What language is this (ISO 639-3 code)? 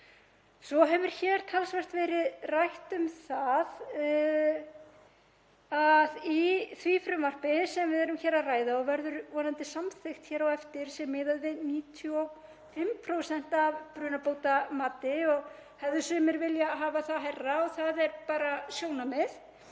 isl